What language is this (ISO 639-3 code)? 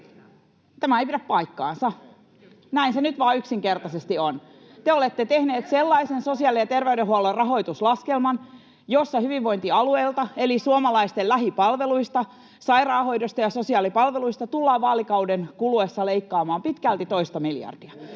fin